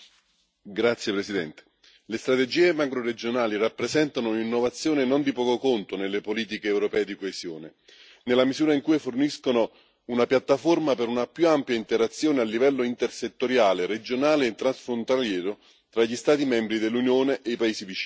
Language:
Italian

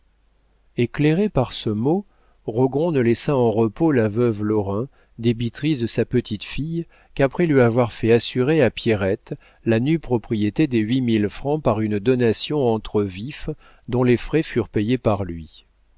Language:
French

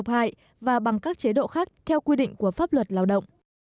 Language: Vietnamese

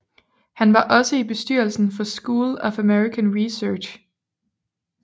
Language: Danish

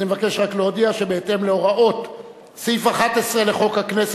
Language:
Hebrew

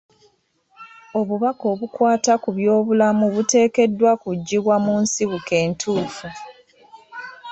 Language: Ganda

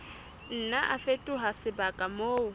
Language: Southern Sotho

